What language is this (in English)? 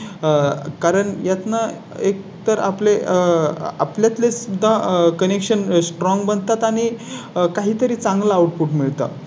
Marathi